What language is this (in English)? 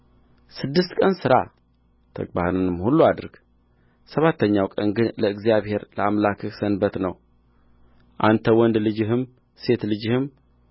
Amharic